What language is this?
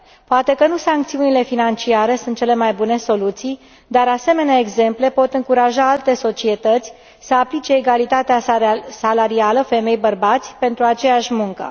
Romanian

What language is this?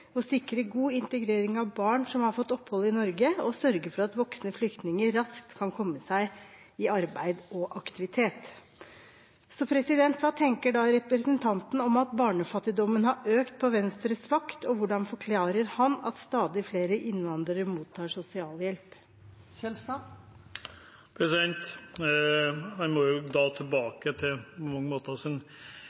Norwegian Bokmål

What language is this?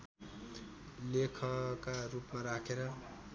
Nepali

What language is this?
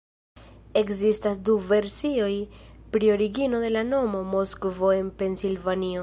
Esperanto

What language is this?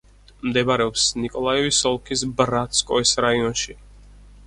Georgian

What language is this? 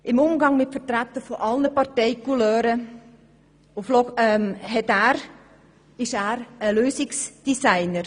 Swiss German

